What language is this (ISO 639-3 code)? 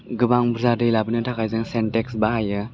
brx